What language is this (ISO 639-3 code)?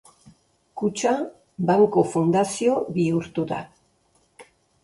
eus